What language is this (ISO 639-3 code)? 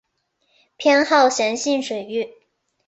zho